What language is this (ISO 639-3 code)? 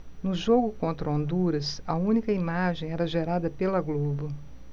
por